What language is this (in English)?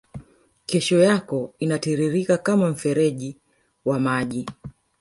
Swahili